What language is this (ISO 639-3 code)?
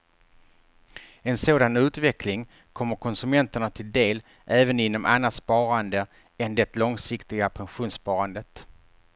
swe